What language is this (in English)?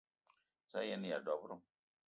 Eton (Cameroon)